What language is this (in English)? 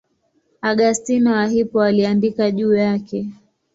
Swahili